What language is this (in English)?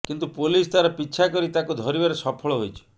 Odia